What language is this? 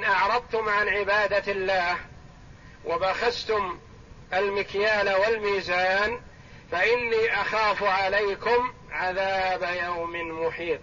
Arabic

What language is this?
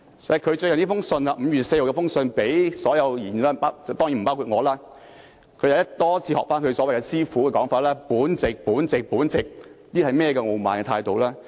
Cantonese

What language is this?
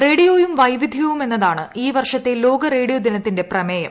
Malayalam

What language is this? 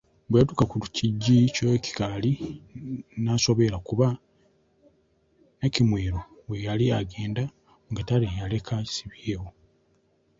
Ganda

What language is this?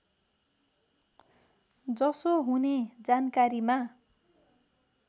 Nepali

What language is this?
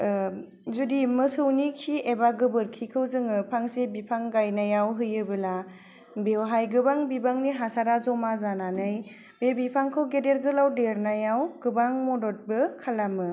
Bodo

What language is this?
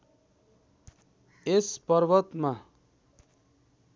Nepali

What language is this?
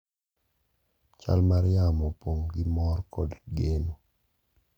Luo (Kenya and Tanzania)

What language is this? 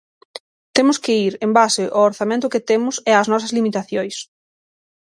Galician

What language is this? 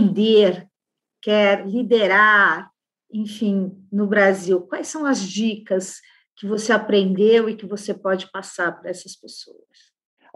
Portuguese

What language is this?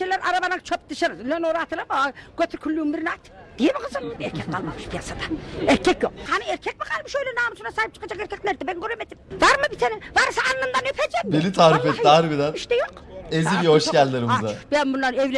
Turkish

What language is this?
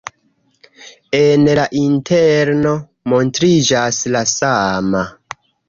Esperanto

